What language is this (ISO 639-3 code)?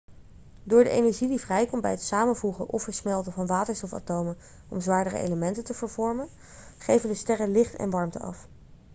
nld